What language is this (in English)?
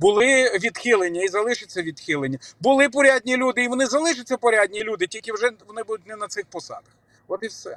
Ukrainian